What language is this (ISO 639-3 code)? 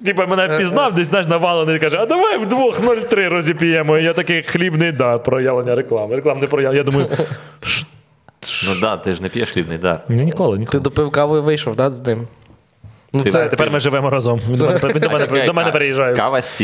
ukr